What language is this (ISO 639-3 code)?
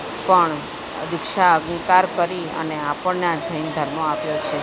guj